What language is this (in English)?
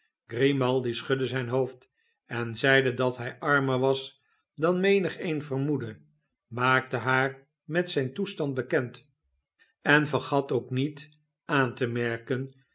Dutch